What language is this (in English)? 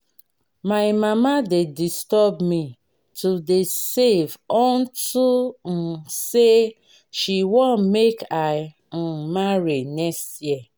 Nigerian Pidgin